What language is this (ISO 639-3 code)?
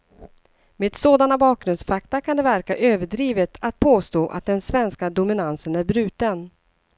swe